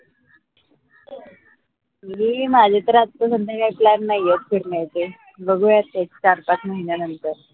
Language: Marathi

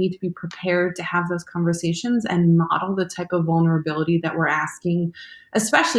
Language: English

